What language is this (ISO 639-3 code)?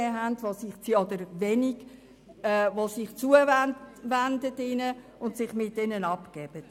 gsw